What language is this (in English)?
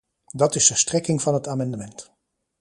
Dutch